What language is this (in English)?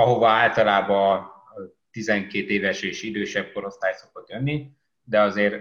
Hungarian